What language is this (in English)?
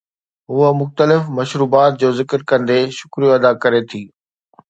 Sindhi